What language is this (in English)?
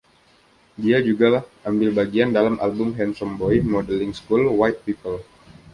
Indonesian